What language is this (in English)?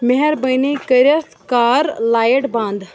Kashmiri